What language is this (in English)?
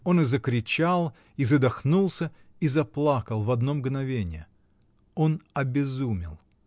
Russian